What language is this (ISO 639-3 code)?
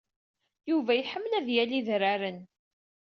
kab